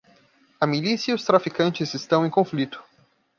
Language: Portuguese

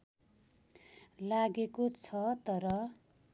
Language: Nepali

